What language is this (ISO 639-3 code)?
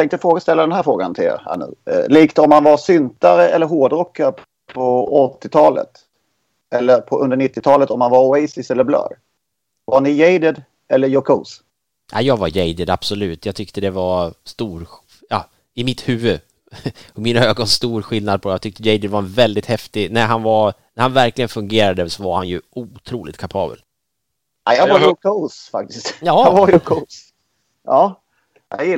swe